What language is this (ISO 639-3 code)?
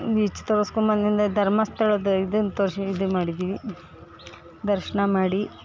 kan